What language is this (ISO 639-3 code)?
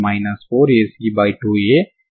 tel